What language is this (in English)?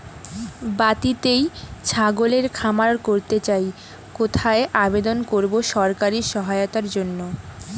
Bangla